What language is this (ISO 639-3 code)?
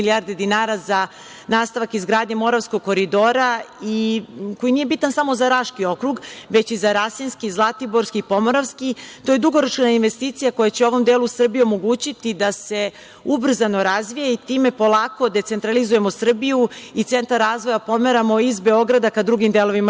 srp